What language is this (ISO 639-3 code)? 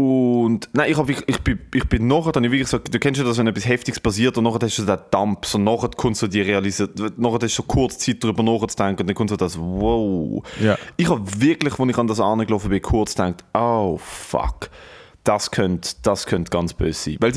deu